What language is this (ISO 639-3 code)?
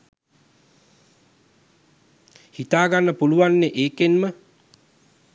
sin